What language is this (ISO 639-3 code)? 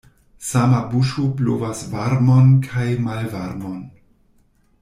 epo